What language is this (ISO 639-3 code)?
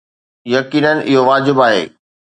snd